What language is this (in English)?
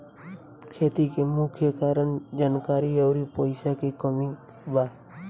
Bhojpuri